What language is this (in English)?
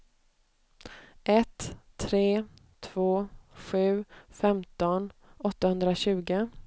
Swedish